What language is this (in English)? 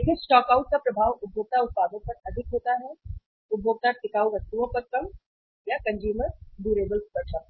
Hindi